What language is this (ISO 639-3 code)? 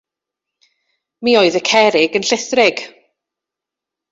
cym